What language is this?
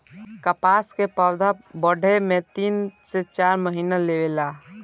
Bhojpuri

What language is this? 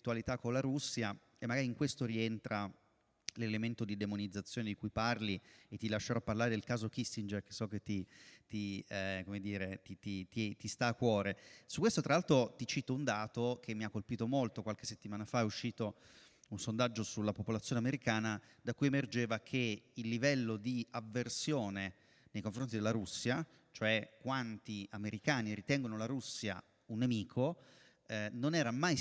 Italian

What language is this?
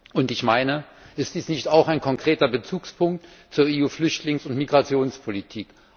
German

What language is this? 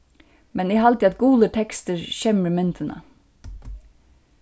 Faroese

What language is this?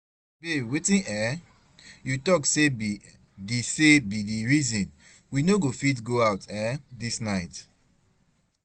Nigerian Pidgin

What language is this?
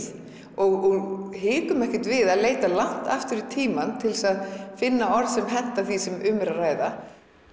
Icelandic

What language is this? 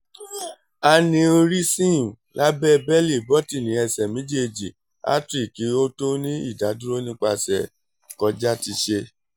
Yoruba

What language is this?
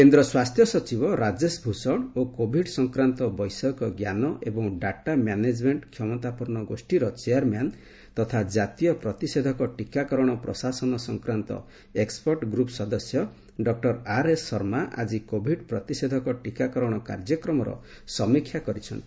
Odia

